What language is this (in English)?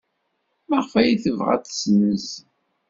Kabyle